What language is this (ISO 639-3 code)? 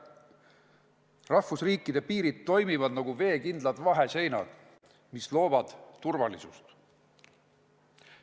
est